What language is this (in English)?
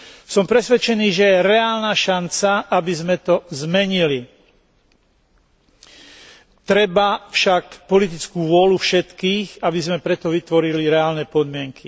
Slovak